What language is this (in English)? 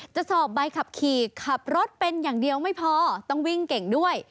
Thai